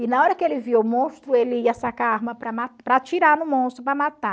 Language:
Portuguese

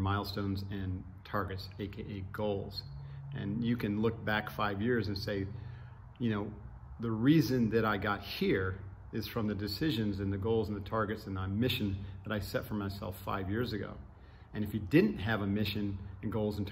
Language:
English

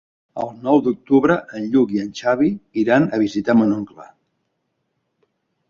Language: Catalan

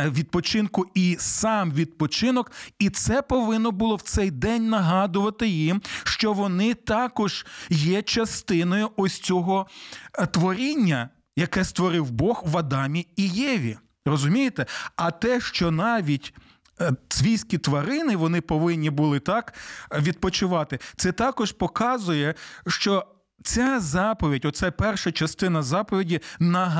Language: Ukrainian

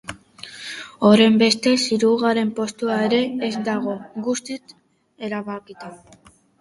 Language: Basque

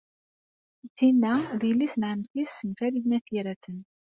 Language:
Kabyle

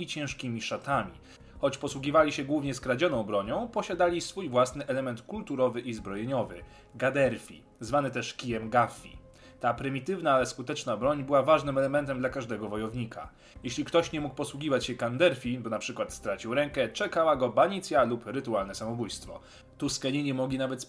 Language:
Polish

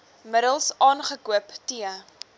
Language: Afrikaans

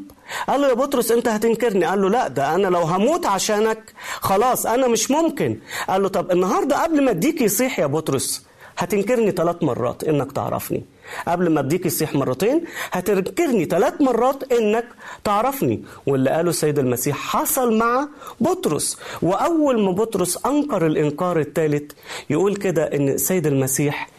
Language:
Arabic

